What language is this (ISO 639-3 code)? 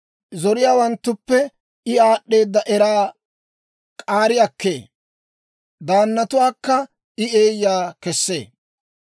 dwr